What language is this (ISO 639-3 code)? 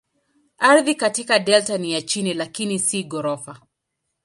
swa